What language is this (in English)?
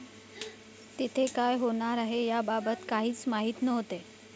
Marathi